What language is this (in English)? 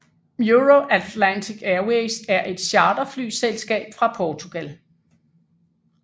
Danish